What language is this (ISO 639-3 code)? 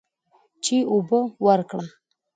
pus